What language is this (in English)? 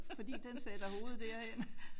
Danish